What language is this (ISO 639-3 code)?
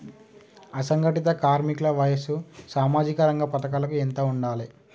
tel